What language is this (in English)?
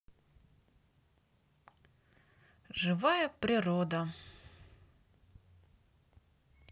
Russian